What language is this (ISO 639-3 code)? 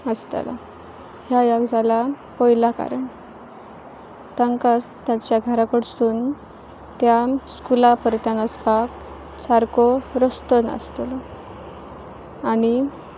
kok